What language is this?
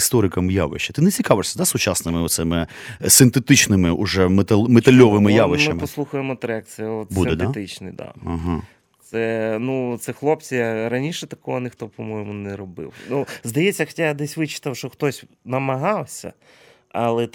Ukrainian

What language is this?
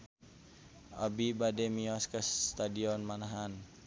Sundanese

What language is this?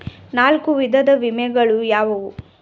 Kannada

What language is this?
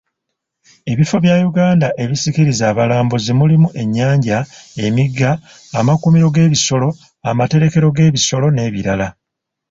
Ganda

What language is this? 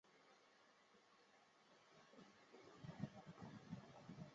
Chinese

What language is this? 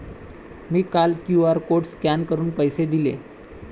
Marathi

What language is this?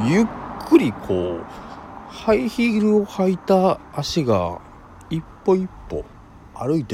Japanese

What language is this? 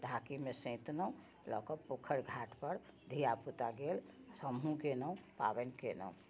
Maithili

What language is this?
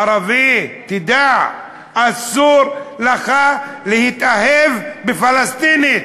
Hebrew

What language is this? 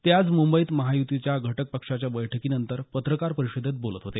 Marathi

